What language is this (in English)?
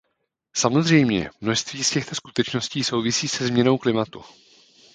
Czech